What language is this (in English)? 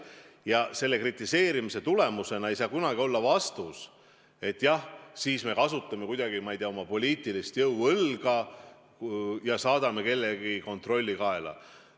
Estonian